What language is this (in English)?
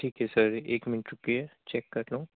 Urdu